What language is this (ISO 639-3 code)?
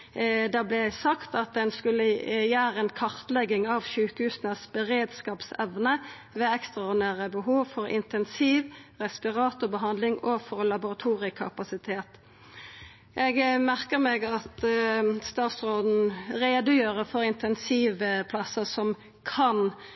nno